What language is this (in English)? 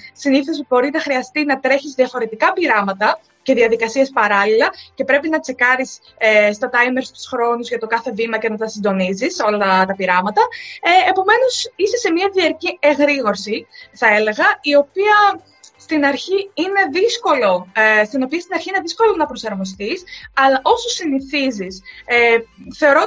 Greek